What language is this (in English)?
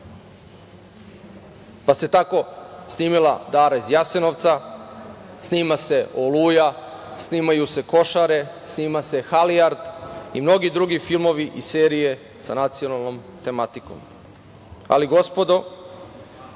Serbian